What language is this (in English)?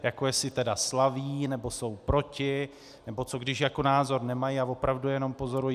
Czech